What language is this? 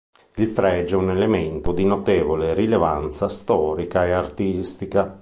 Italian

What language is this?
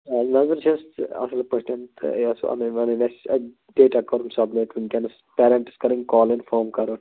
Kashmiri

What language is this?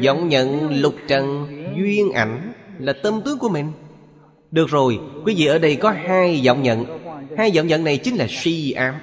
Vietnamese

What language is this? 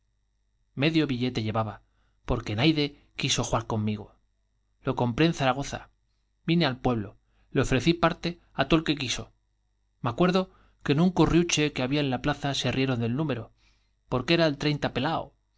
Spanish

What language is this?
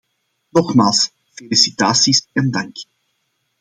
Dutch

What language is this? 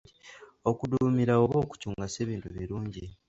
Ganda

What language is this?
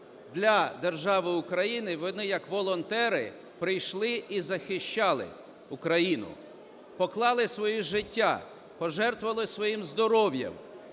Ukrainian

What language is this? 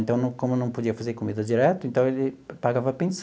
Portuguese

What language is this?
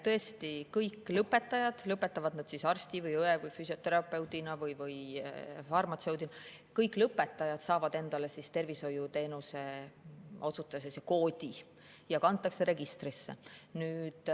Estonian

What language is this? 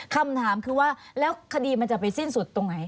Thai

